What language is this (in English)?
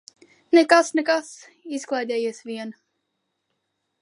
Latvian